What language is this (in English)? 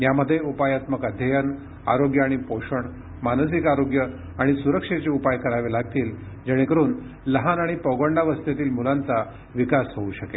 Marathi